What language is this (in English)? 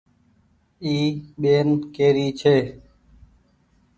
Goaria